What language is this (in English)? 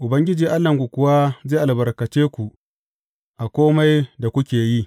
Hausa